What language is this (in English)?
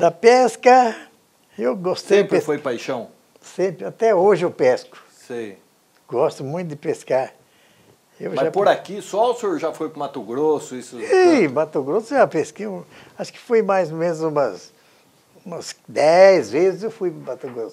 Portuguese